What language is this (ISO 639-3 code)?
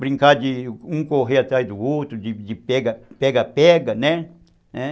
por